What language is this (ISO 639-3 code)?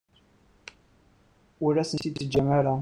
kab